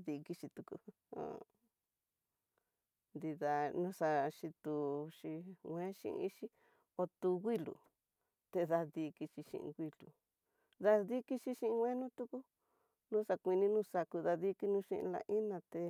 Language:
Tidaá Mixtec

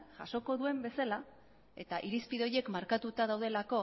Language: Basque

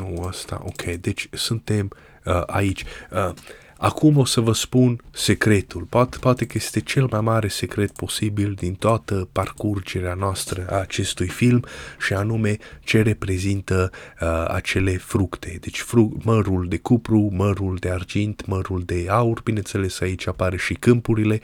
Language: Romanian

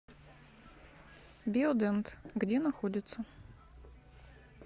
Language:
Russian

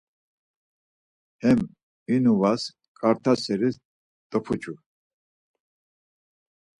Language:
Laz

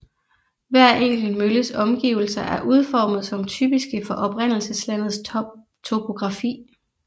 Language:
Danish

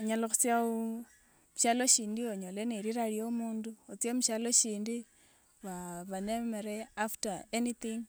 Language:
Wanga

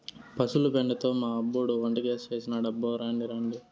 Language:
Telugu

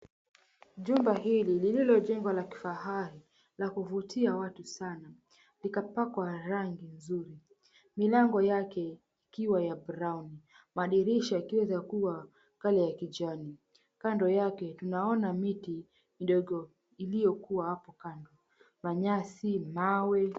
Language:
Swahili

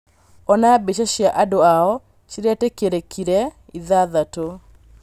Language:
Kikuyu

